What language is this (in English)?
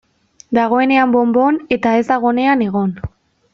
Basque